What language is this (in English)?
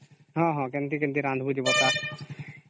Odia